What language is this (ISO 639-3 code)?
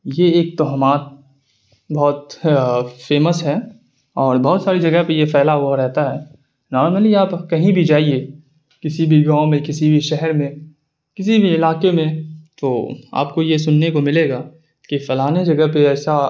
urd